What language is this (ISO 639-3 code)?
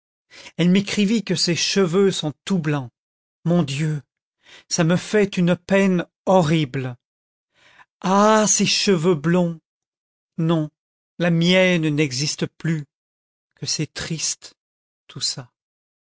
fra